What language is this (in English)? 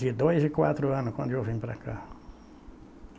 Portuguese